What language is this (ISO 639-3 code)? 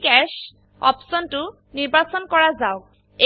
asm